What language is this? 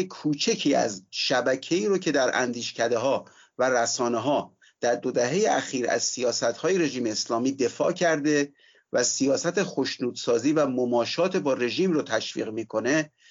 Persian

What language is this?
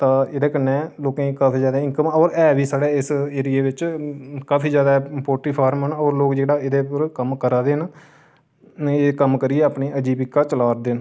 Dogri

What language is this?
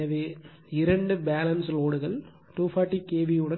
Tamil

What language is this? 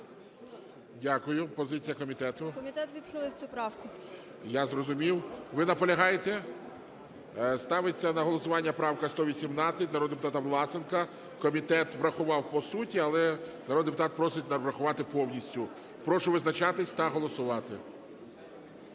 Ukrainian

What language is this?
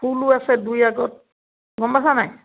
Assamese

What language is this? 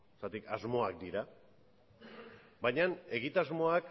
Basque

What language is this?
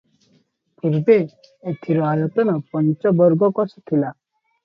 Odia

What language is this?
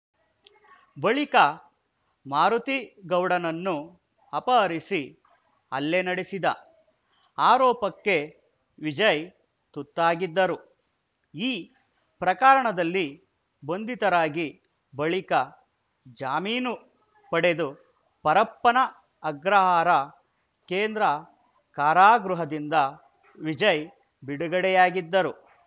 Kannada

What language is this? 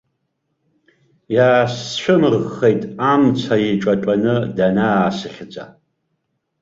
Abkhazian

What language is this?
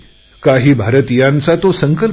Marathi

